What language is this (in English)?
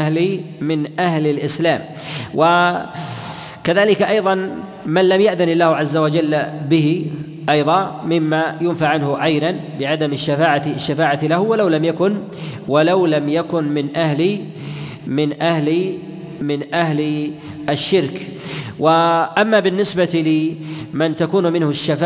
Arabic